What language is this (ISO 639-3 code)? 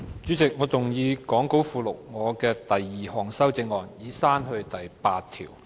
yue